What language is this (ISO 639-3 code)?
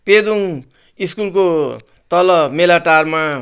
nep